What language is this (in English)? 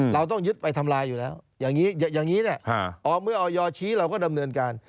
Thai